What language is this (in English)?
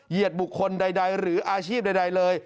Thai